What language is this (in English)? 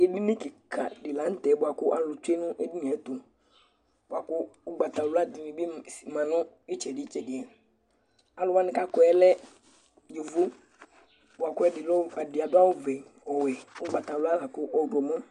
Ikposo